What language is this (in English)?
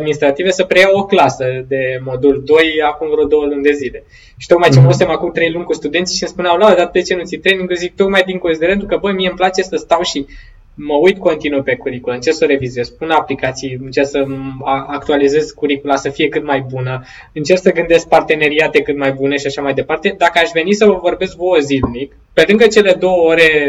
Romanian